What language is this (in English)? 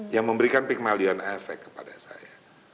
Indonesian